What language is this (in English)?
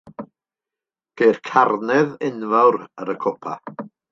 Welsh